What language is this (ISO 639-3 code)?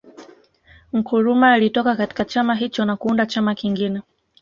swa